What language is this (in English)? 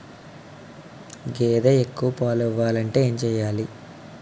Telugu